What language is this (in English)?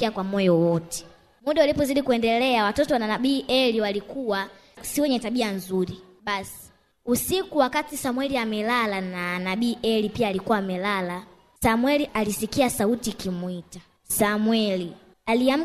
Swahili